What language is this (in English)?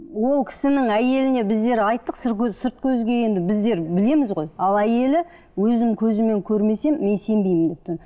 Kazakh